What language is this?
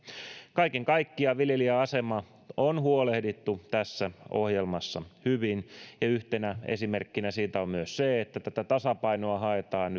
Finnish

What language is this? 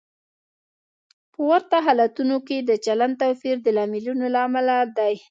Pashto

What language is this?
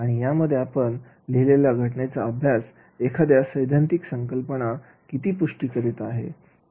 Marathi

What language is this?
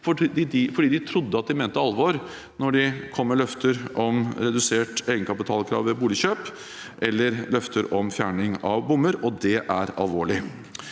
Norwegian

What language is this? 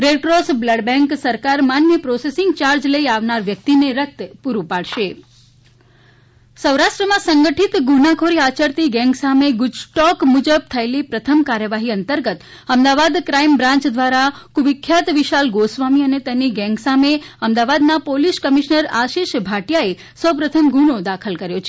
Gujarati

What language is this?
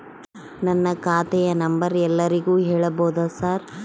Kannada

